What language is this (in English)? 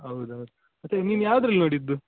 Kannada